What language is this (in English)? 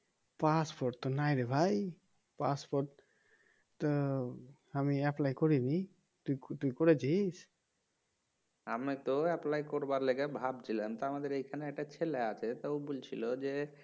Bangla